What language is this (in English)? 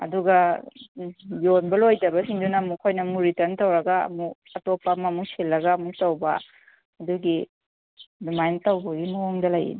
Manipuri